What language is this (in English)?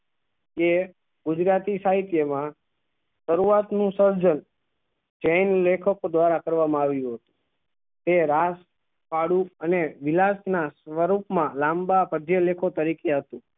Gujarati